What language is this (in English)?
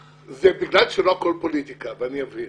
Hebrew